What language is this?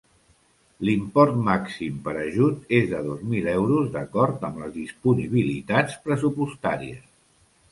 Catalan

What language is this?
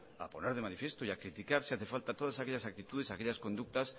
Spanish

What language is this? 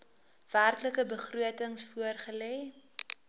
Afrikaans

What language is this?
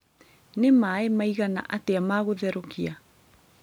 Kikuyu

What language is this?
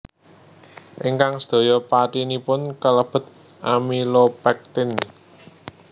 Javanese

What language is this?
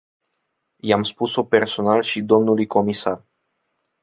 Romanian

